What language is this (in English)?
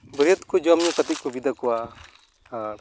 Santali